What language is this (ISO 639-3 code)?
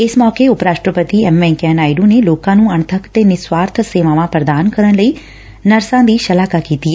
pan